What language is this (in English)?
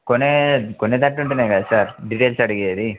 Telugu